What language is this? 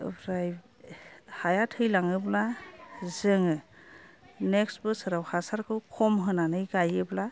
Bodo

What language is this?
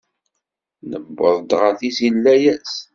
Kabyle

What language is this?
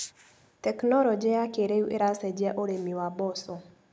Kikuyu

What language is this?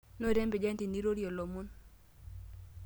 Masai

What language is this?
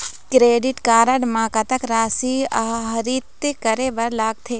Chhattisgarhi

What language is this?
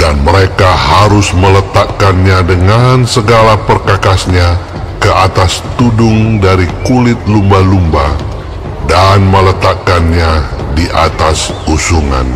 Indonesian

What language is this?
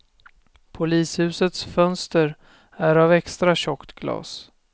Swedish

